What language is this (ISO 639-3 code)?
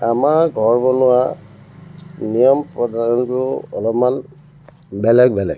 asm